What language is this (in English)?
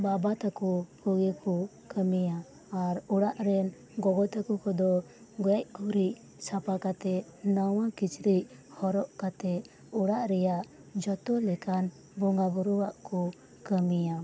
Santali